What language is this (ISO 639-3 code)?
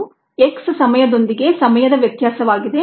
kan